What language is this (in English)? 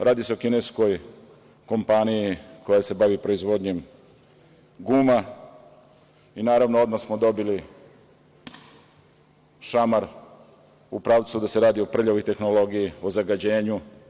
Serbian